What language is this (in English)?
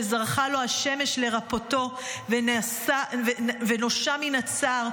Hebrew